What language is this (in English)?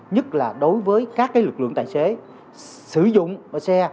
Vietnamese